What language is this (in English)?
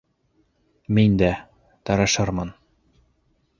Bashkir